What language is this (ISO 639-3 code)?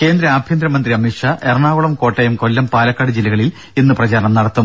mal